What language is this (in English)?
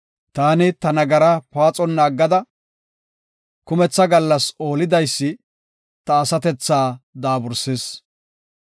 Gofa